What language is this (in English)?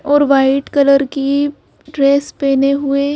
Hindi